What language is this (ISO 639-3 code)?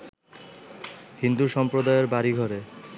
ben